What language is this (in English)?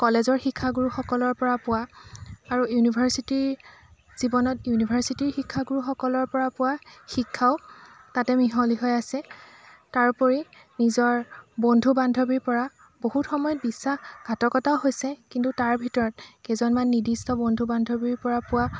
Assamese